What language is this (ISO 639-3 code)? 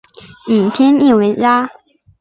zho